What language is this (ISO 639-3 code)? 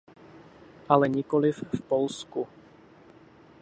ces